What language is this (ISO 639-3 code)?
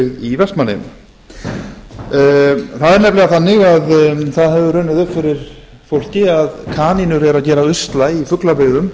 isl